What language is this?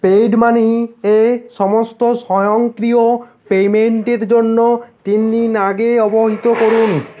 Bangla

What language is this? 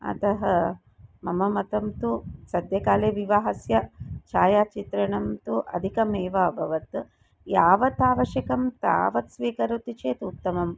Sanskrit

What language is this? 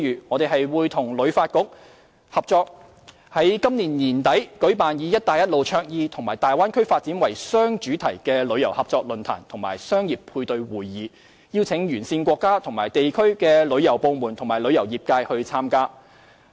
Cantonese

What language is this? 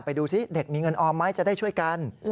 Thai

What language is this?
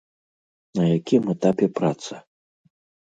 Belarusian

